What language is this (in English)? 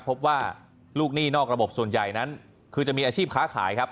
Thai